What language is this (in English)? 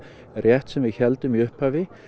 Icelandic